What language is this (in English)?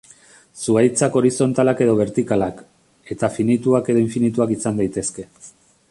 Basque